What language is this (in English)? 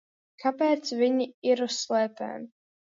Latvian